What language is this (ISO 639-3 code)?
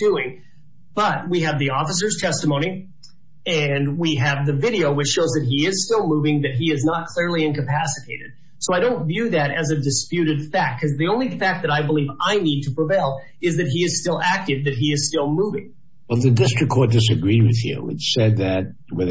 eng